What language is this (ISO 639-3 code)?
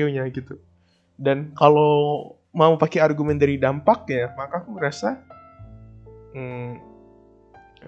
ind